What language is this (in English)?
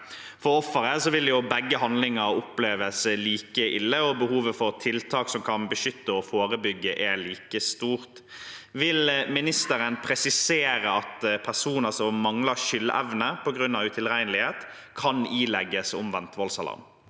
Norwegian